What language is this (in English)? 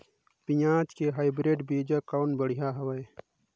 Chhattisgarhi